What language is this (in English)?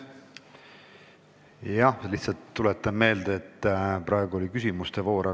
Estonian